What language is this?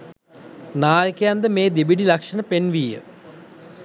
Sinhala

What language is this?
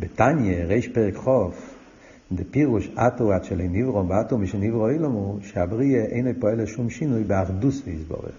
Hebrew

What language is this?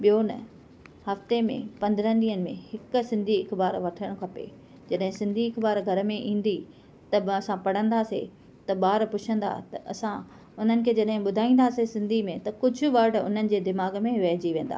Sindhi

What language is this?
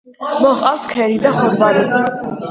Georgian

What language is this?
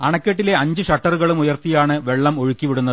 Malayalam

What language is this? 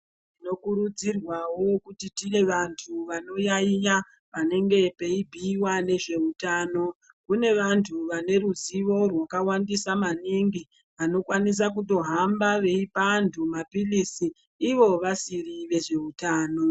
Ndau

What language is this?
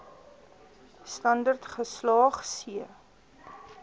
Afrikaans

